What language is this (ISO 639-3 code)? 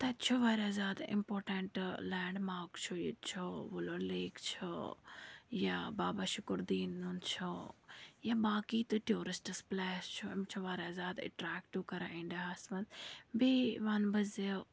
kas